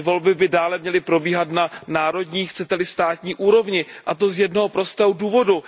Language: Czech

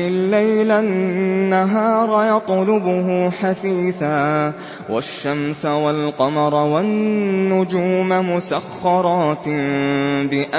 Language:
Arabic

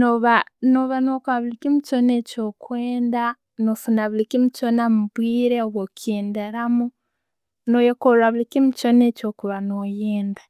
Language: Tooro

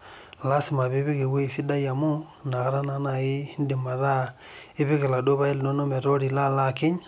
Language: Masai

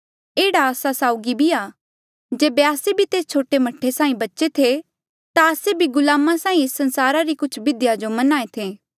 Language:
Mandeali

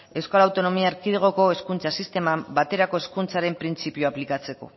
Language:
Basque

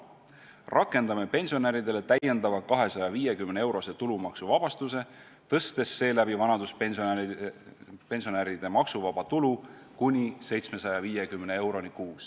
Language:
Estonian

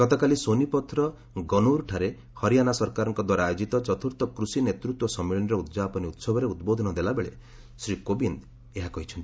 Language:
Odia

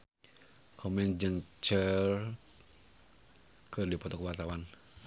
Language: Sundanese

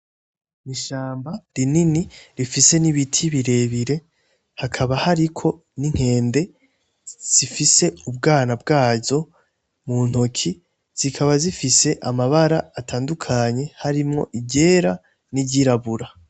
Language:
Rundi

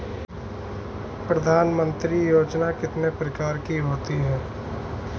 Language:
Hindi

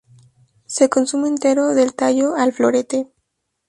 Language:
Spanish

